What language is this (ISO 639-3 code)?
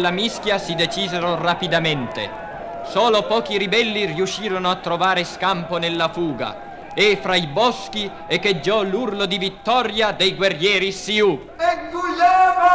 ita